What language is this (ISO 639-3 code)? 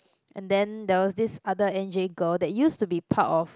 eng